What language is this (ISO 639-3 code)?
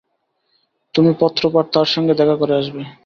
ben